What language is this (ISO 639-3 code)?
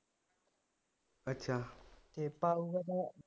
pan